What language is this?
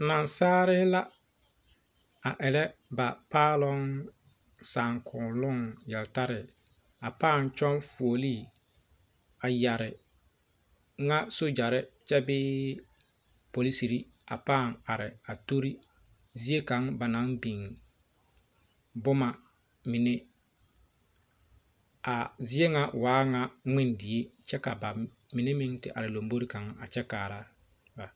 Southern Dagaare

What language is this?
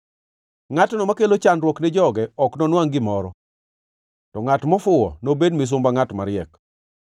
Luo (Kenya and Tanzania)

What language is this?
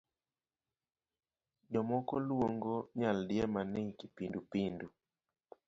Luo (Kenya and Tanzania)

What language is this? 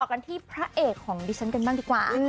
Thai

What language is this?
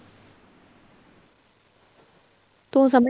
Punjabi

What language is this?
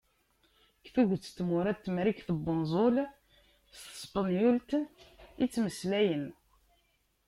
Kabyle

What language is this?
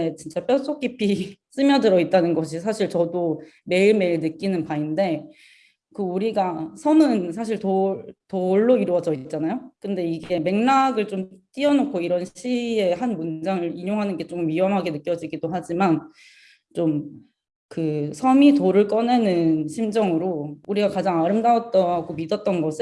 Korean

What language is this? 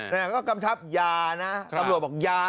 Thai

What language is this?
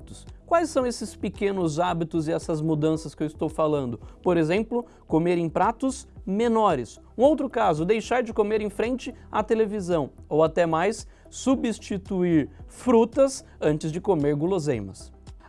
Portuguese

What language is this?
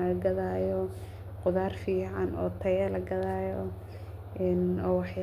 Somali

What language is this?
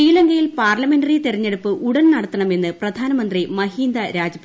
Malayalam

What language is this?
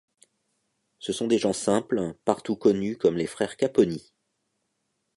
French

